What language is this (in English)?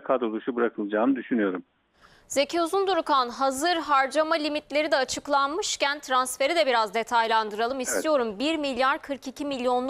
Turkish